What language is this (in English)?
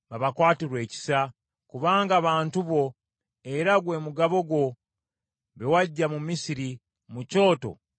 Ganda